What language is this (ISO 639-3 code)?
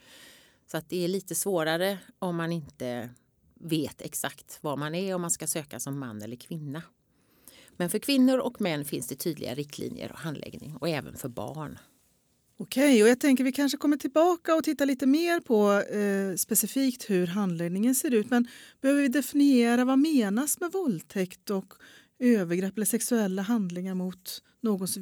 swe